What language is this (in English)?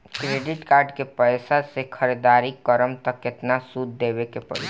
Bhojpuri